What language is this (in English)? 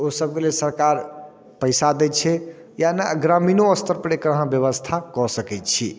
Maithili